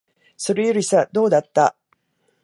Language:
Japanese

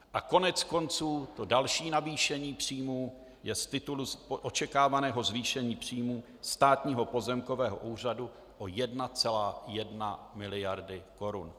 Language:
Czech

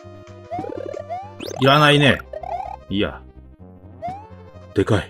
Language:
Japanese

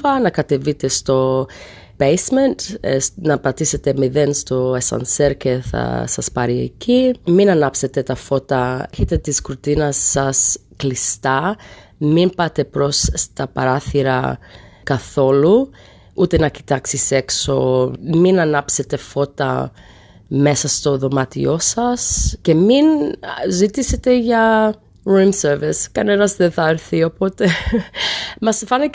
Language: Greek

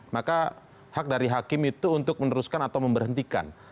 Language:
Indonesian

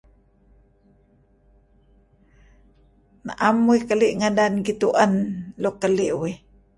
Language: Kelabit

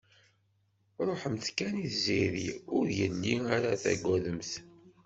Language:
Kabyle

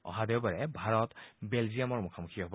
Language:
Assamese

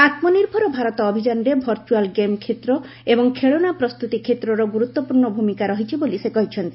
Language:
Odia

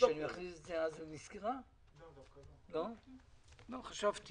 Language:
Hebrew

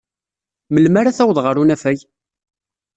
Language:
Kabyle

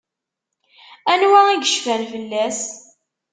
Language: Kabyle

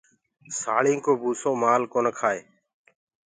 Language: Gurgula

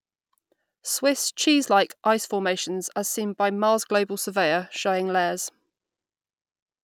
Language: English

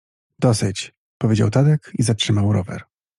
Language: Polish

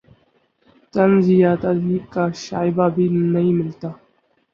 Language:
Urdu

